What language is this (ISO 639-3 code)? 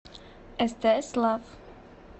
rus